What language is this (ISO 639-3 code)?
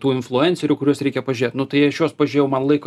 lit